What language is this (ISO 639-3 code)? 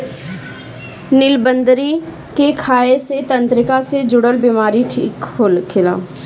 bho